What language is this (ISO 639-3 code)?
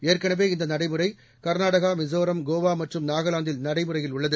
tam